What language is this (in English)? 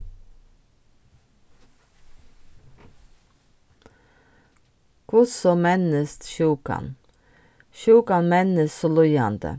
Faroese